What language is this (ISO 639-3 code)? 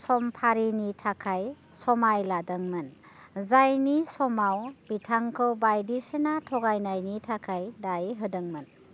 brx